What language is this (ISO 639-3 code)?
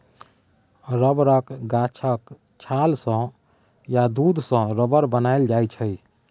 mai